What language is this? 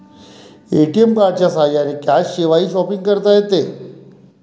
Marathi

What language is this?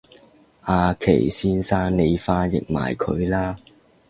Cantonese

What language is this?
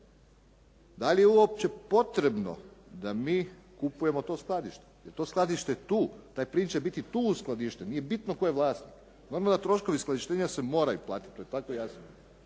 Croatian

